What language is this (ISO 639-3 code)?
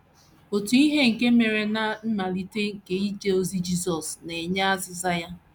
ibo